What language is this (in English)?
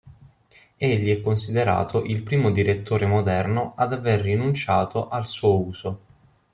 Italian